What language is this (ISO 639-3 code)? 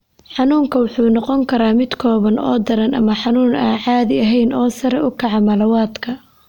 som